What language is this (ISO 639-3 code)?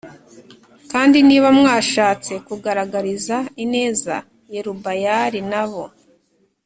kin